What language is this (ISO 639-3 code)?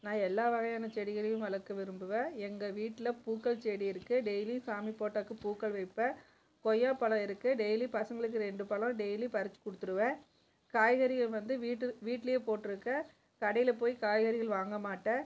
tam